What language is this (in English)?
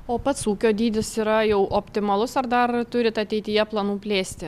Lithuanian